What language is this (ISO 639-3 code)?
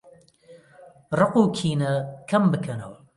ckb